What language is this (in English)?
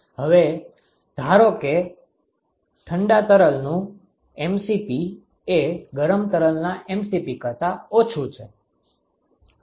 Gujarati